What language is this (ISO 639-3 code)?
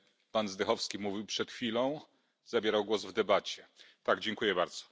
pol